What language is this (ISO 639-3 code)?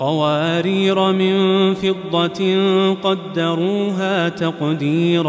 ara